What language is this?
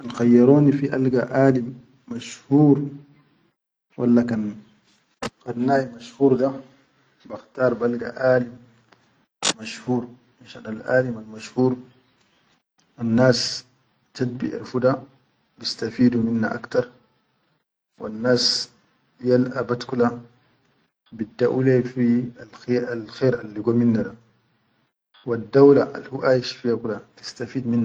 Chadian Arabic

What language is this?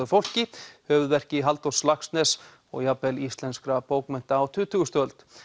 Icelandic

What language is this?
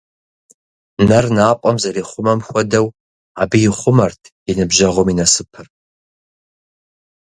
Kabardian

